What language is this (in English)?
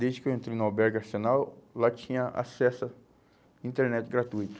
Portuguese